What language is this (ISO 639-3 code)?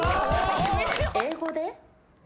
jpn